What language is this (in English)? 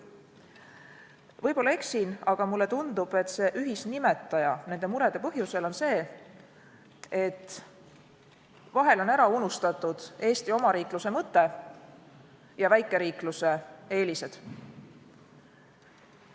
Estonian